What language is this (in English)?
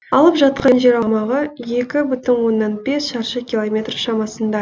Kazakh